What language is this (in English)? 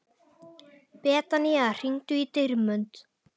Icelandic